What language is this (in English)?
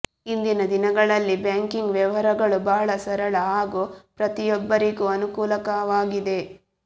Kannada